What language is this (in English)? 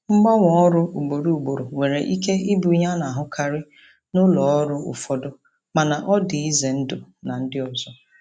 Igbo